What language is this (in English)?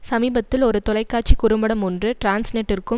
Tamil